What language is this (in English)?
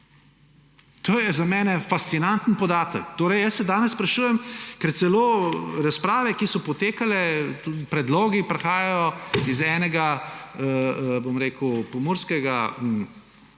Slovenian